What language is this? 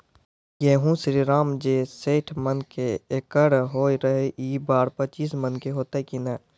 Maithili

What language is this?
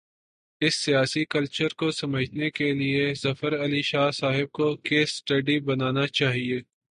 Urdu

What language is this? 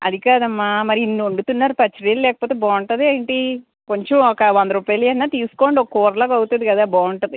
Telugu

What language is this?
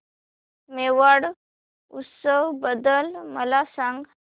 Marathi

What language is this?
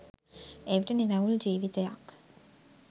Sinhala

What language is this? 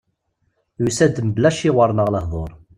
Kabyle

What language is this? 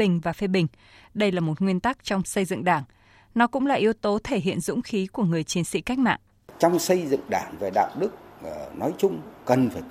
Vietnamese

